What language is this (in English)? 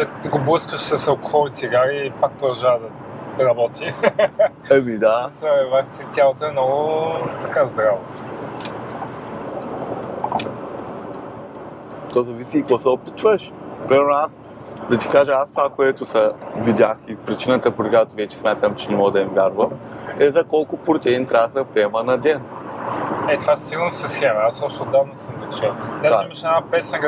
Bulgarian